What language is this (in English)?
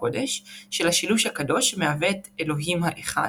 Hebrew